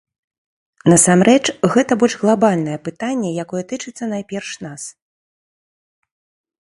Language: Belarusian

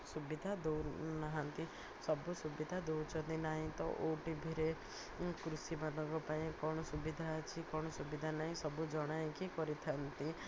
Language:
Odia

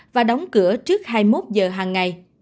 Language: Vietnamese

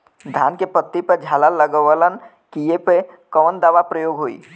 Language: Bhojpuri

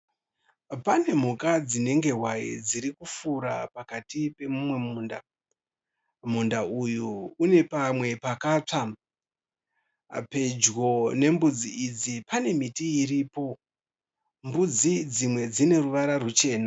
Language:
Shona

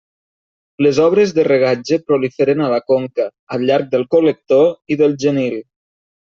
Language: Catalan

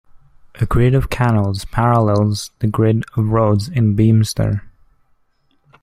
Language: English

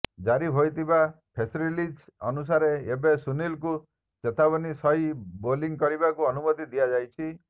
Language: Odia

